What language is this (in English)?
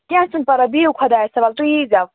Kashmiri